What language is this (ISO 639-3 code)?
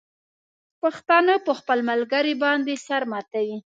pus